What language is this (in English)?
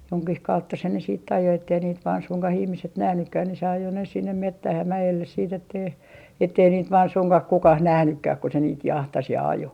Finnish